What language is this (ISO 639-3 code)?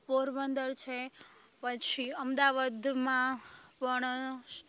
guj